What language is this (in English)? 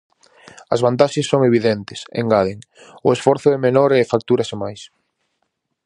Galician